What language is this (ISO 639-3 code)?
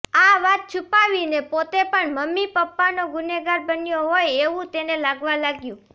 guj